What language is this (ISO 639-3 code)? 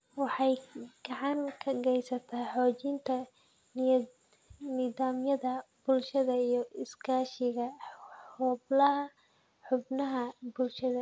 som